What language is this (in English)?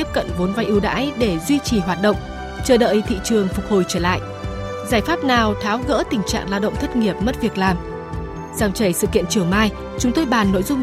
Vietnamese